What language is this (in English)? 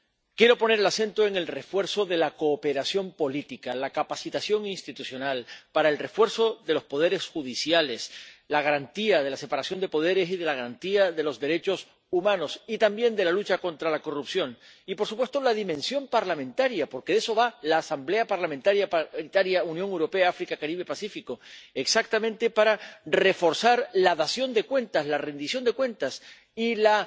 Spanish